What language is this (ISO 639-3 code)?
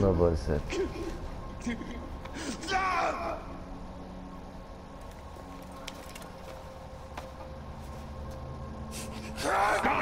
spa